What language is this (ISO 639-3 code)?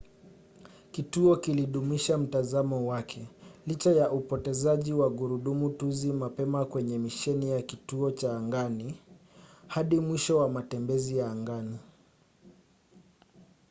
swa